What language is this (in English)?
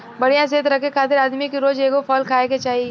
Bhojpuri